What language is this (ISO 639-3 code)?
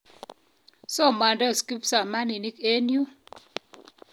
kln